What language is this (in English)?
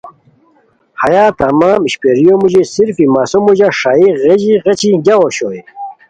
Khowar